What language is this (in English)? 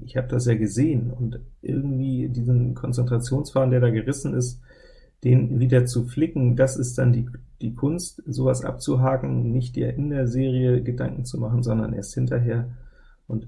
German